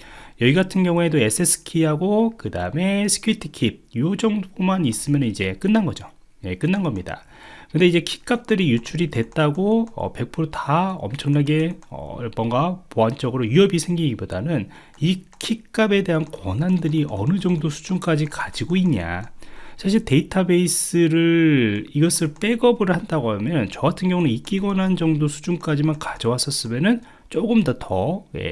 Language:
Korean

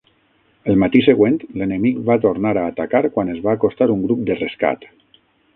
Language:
Catalan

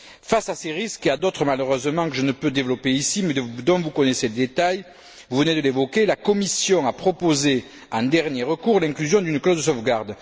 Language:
French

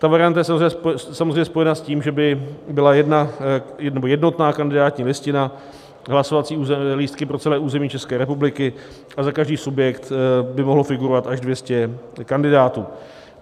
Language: Czech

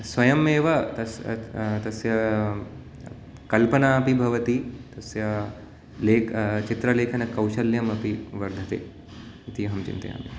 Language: Sanskrit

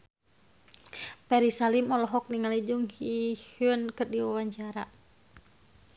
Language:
Sundanese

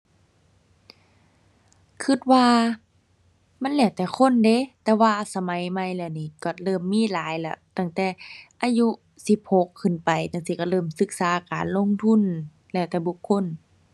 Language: Thai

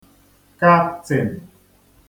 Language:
Igbo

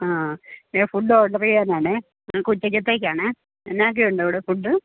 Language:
Malayalam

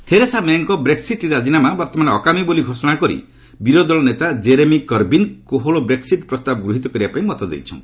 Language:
Odia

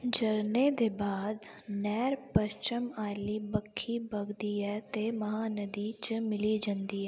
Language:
Dogri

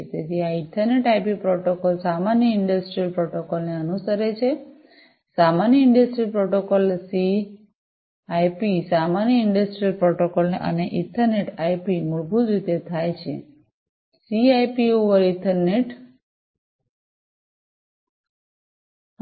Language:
Gujarati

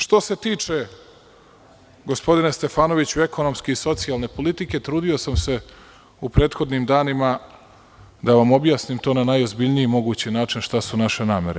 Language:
Serbian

